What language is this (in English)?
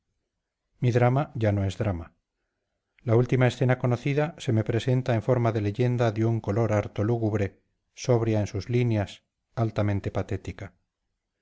Spanish